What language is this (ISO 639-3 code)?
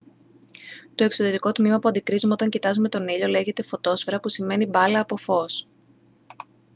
ell